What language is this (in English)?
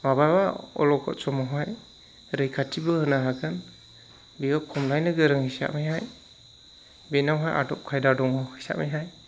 Bodo